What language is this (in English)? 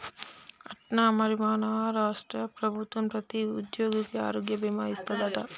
Telugu